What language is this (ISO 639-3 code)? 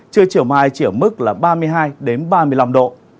vie